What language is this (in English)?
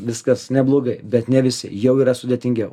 Lithuanian